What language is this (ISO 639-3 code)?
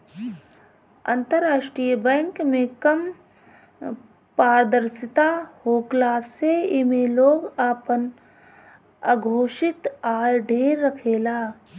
bho